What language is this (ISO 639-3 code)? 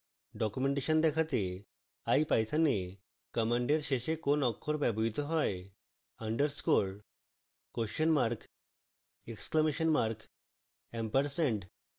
ben